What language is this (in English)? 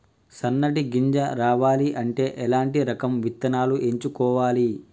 Telugu